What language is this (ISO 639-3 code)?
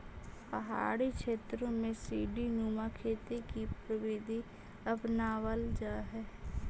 mag